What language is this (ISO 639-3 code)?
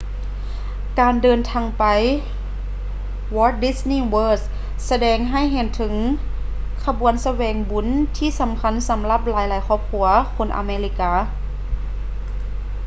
lao